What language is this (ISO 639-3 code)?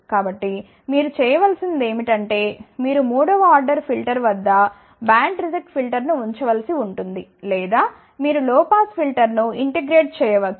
tel